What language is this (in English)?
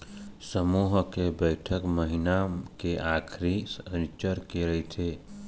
Chhattisgarhi